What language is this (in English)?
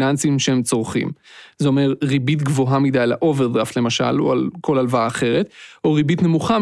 Hebrew